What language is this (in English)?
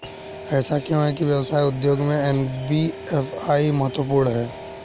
Hindi